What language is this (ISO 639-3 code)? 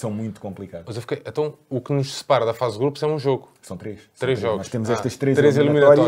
por